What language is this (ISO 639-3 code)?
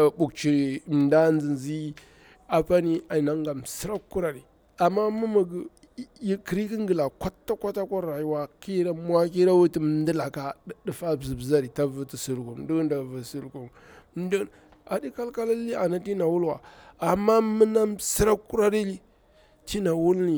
bwr